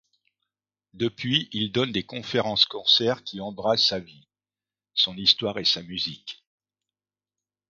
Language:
French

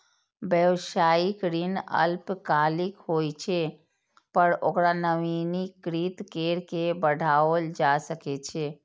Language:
Maithili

